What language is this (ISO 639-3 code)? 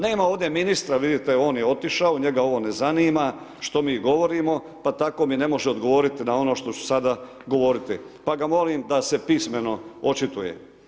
hrv